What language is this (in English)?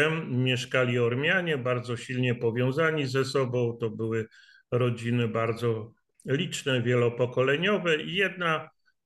Polish